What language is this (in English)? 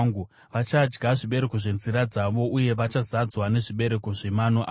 Shona